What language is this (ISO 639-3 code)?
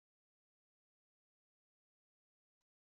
kab